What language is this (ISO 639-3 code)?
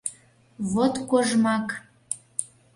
chm